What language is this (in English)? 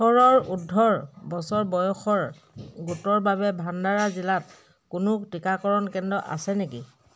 Assamese